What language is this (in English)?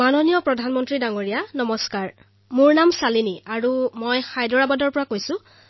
Assamese